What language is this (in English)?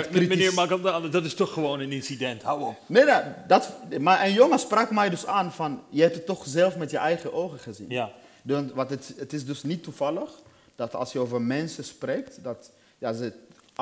Dutch